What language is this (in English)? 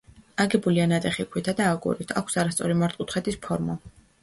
Georgian